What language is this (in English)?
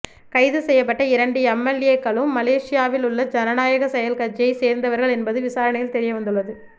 Tamil